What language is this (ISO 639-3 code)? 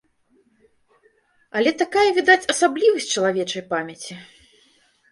bel